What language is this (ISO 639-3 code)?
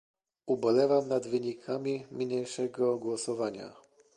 pol